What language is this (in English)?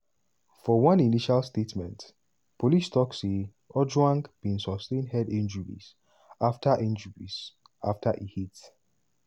Nigerian Pidgin